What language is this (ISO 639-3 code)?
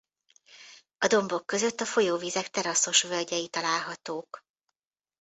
hun